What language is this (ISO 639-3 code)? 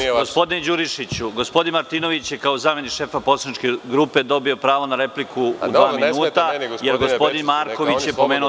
srp